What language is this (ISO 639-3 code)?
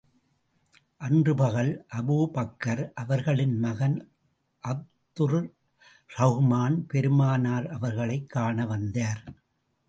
tam